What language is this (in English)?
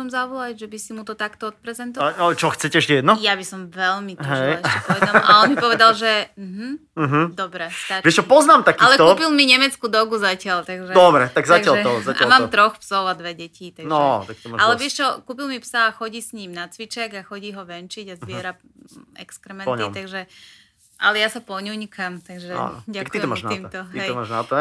Slovak